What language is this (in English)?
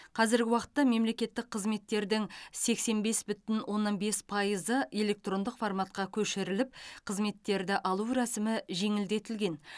Kazakh